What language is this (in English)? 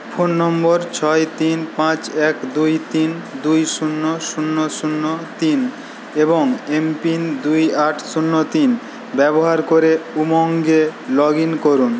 Bangla